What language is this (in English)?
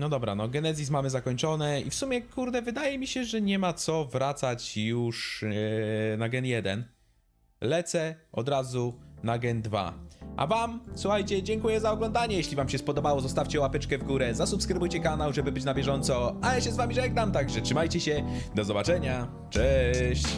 Polish